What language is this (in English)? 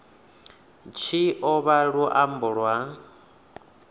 Venda